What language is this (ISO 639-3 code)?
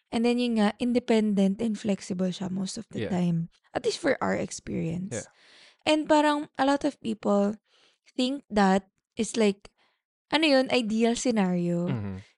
fil